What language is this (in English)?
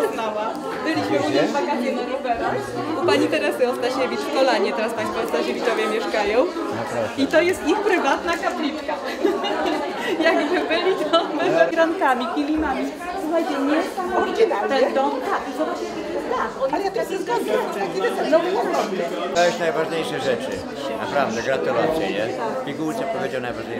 Polish